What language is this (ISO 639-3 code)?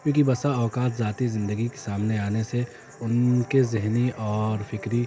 urd